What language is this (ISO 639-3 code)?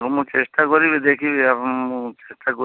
ori